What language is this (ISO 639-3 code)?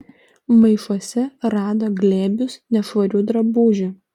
lit